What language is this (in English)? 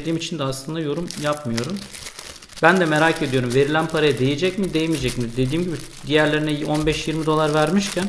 Turkish